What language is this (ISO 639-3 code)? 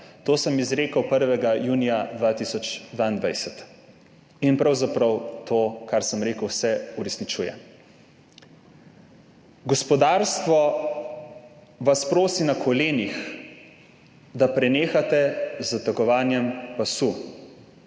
slv